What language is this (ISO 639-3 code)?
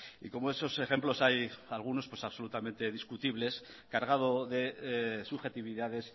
spa